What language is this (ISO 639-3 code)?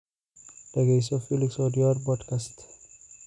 som